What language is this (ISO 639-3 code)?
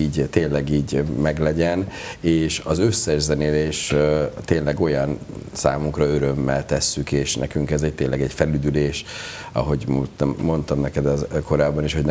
hun